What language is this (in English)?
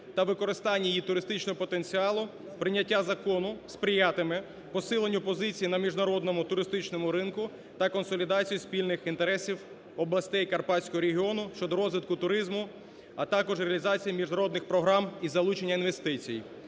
Ukrainian